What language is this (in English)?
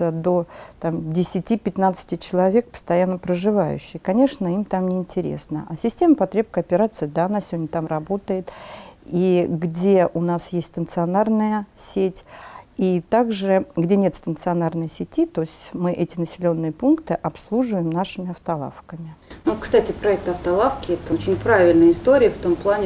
Russian